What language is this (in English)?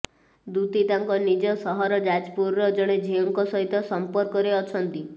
Odia